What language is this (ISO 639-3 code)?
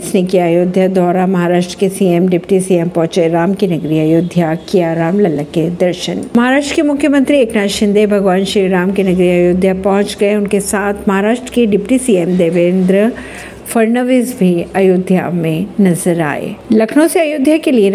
hin